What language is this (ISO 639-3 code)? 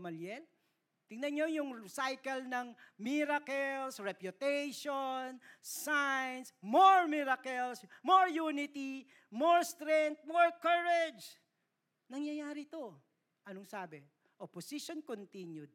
fil